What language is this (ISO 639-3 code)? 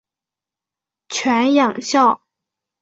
zho